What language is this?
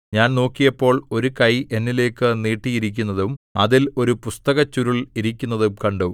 Malayalam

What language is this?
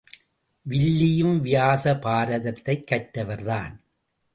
Tamil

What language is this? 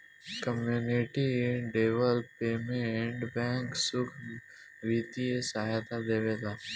Bhojpuri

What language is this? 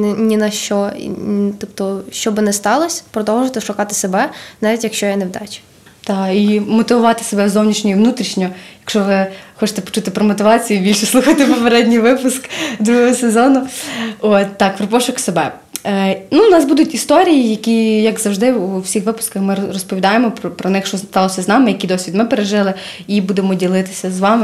Ukrainian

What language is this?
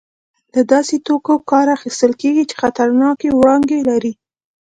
Pashto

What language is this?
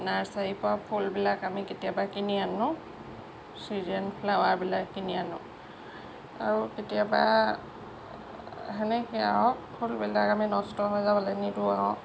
Assamese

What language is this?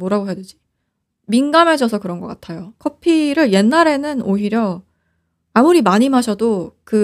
Korean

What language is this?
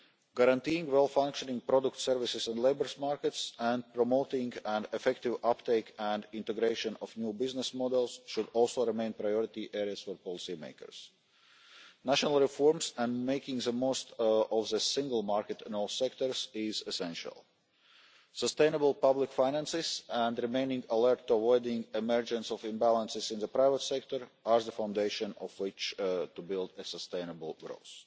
English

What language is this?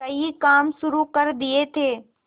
Hindi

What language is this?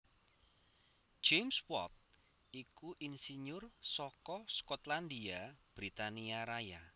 Javanese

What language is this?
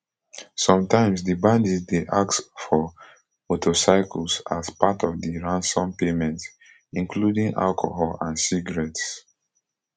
Nigerian Pidgin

